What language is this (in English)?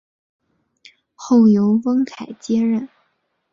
Chinese